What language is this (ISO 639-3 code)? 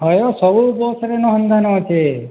ori